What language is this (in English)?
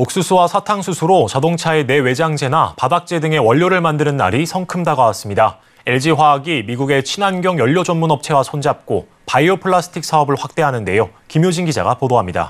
Korean